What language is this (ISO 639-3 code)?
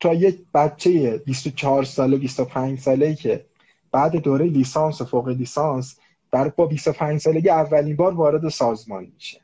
fas